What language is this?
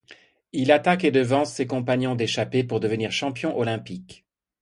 French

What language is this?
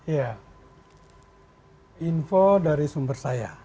Indonesian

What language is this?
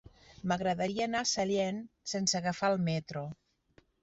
Catalan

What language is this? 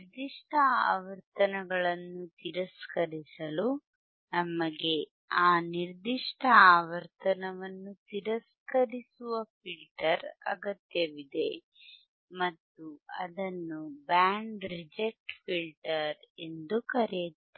Kannada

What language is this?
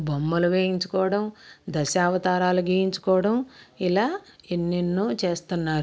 Telugu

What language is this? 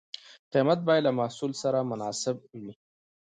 Pashto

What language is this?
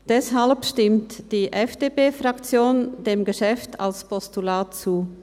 Swiss German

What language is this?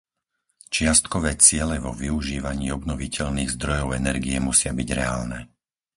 Slovak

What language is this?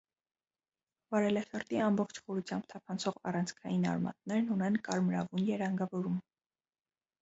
Armenian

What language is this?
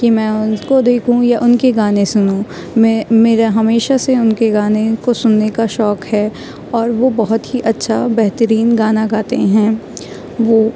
Urdu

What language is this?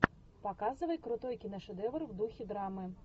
Russian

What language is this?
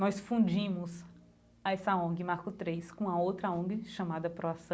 Portuguese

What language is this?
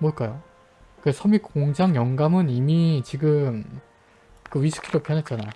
Korean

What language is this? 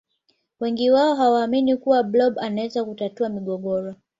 Swahili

